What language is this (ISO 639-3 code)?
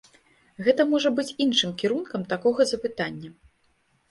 bel